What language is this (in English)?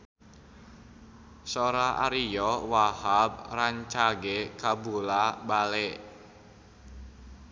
Sundanese